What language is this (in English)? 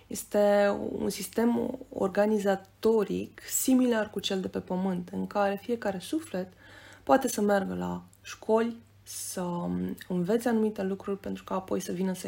Romanian